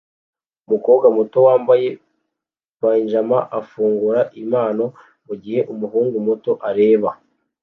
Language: Kinyarwanda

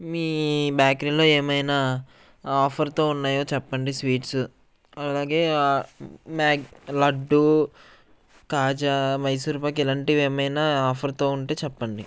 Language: Telugu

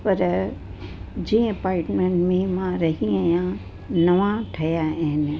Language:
Sindhi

